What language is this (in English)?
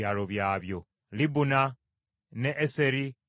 Ganda